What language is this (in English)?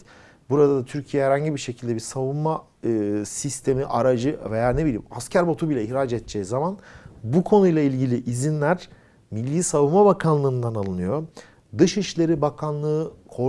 Turkish